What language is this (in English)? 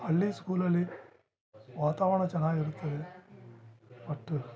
Kannada